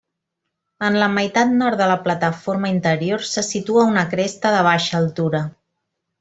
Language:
Catalan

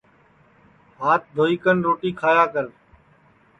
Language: Sansi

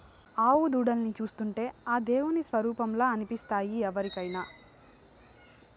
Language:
Telugu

